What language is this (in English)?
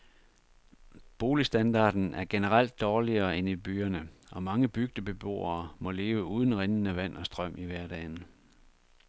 Danish